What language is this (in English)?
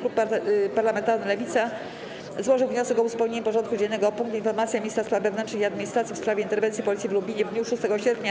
Polish